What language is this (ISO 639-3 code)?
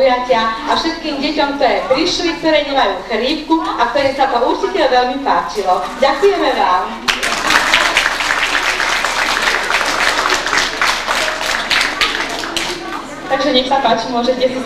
ces